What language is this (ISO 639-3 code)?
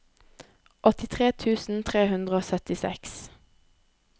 nor